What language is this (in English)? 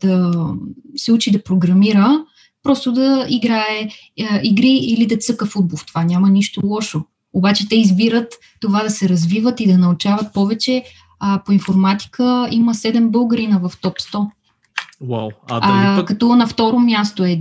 Bulgarian